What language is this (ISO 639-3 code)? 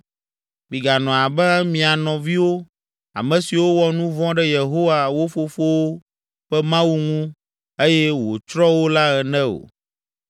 ewe